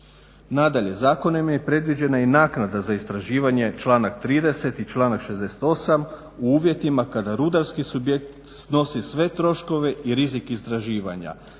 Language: Croatian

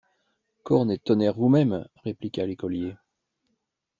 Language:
French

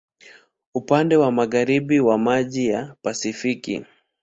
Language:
Swahili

